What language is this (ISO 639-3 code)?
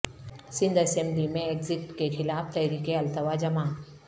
urd